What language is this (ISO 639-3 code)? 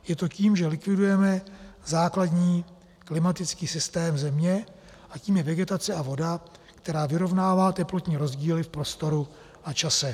ces